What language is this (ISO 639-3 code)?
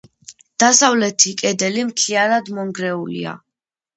kat